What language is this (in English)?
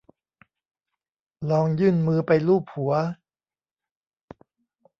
Thai